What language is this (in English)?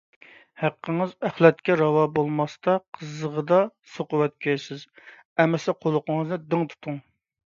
Uyghur